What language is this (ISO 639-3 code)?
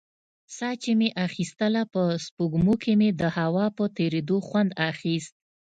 pus